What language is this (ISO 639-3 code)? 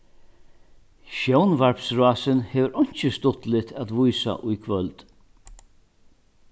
fao